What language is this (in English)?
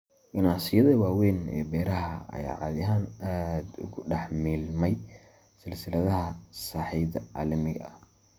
Somali